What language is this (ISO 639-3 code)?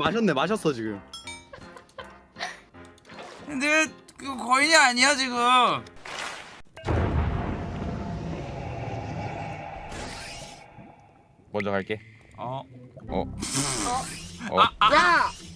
kor